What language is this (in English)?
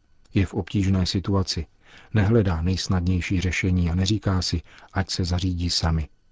Czech